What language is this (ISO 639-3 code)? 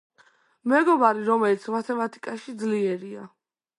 kat